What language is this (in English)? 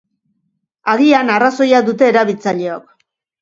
Basque